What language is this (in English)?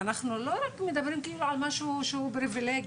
Hebrew